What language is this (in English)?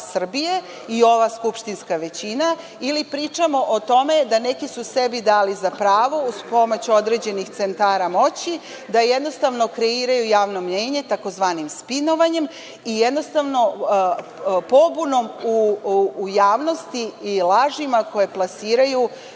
Serbian